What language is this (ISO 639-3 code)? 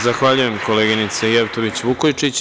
srp